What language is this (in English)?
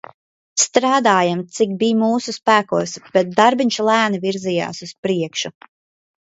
Latvian